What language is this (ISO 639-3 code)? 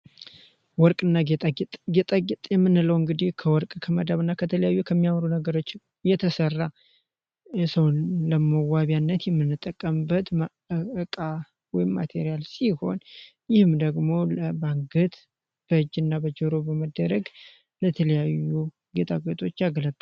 amh